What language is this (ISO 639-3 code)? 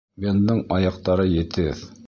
bak